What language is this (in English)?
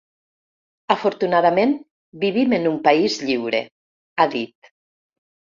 Catalan